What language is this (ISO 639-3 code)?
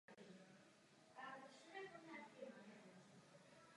ces